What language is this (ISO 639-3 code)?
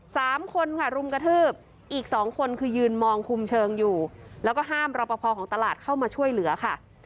tha